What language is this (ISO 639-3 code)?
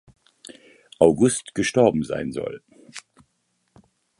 deu